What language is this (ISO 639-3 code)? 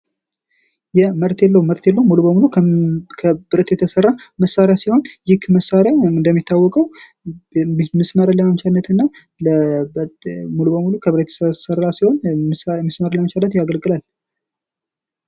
amh